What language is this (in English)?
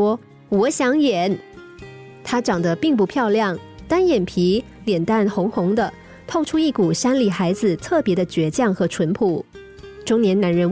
Chinese